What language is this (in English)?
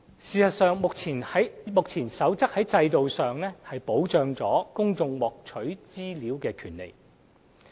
Cantonese